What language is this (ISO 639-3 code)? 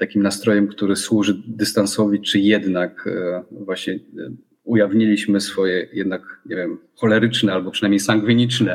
pol